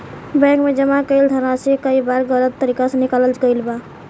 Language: Bhojpuri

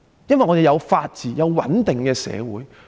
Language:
Cantonese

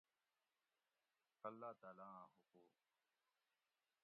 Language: Gawri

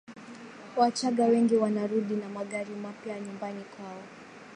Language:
Swahili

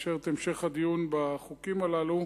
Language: Hebrew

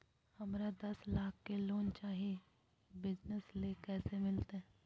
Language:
Magahi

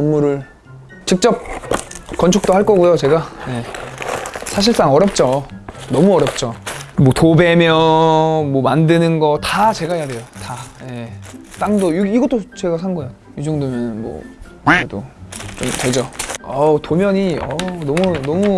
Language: Korean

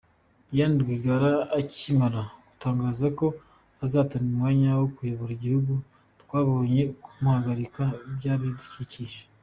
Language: Kinyarwanda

